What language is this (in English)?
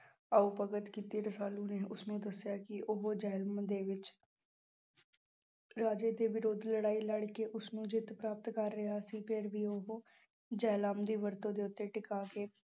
Punjabi